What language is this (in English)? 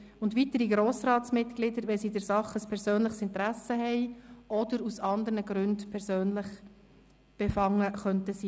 Swiss German